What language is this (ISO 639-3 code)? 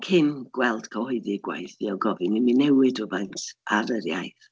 cym